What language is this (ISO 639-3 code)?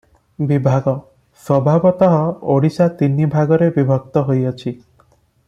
ori